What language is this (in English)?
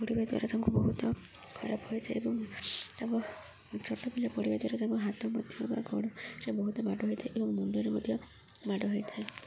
Odia